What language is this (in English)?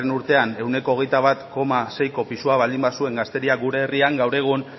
Basque